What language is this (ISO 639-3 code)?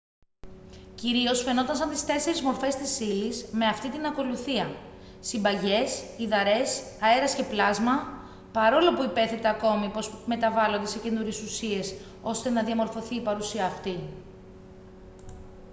ell